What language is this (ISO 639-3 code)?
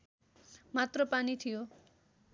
nep